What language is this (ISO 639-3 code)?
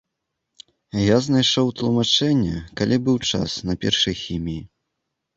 bel